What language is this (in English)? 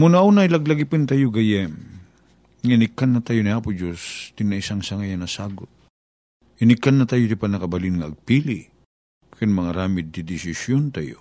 Filipino